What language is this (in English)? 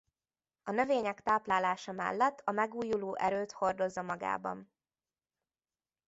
Hungarian